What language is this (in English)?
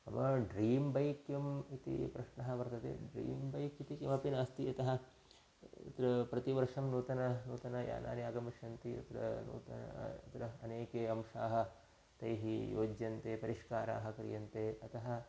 Sanskrit